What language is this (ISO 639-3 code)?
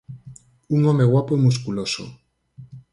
glg